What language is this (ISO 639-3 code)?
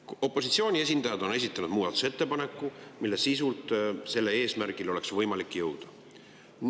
est